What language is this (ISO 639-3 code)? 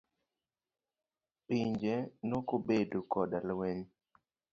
luo